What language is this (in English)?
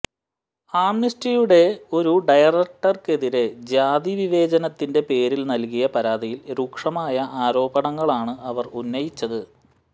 Malayalam